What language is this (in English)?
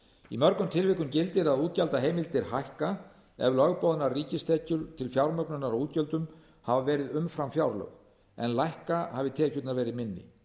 Icelandic